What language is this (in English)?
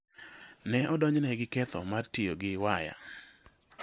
Luo (Kenya and Tanzania)